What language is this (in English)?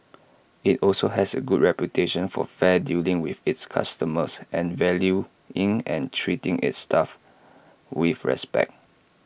English